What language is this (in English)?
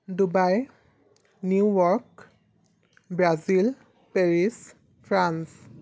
Assamese